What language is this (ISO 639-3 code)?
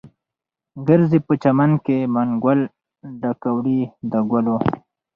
pus